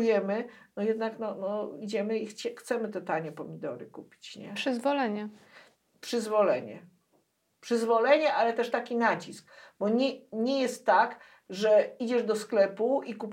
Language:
Polish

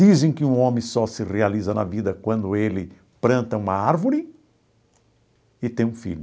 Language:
Portuguese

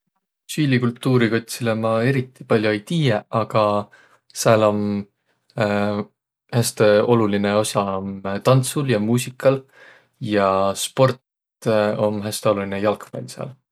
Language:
Võro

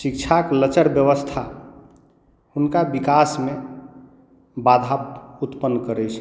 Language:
Maithili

